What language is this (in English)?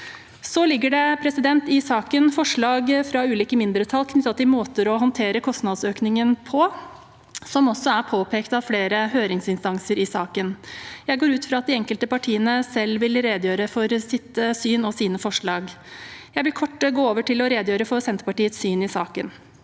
Norwegian